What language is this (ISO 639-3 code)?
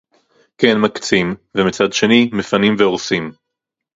heb